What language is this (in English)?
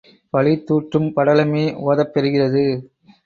Tamil